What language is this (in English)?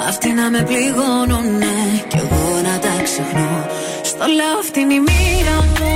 Greek